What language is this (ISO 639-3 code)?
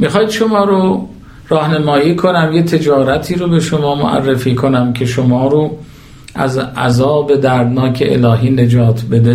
fas